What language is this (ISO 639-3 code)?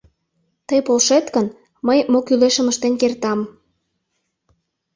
chm